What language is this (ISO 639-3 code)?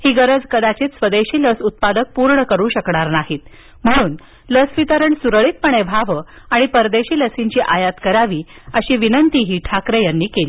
mar